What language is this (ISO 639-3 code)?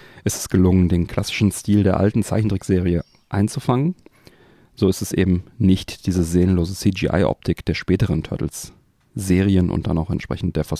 deu